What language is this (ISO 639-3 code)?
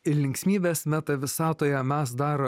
lit